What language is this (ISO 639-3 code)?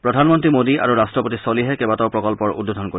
asm